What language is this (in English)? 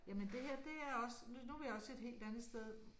Danish